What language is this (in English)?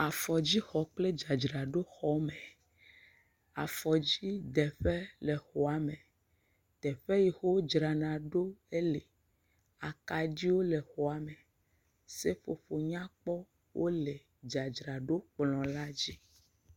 Ewe